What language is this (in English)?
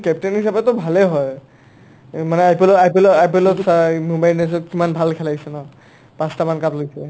Assamese